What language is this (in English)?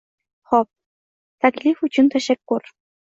Uzbek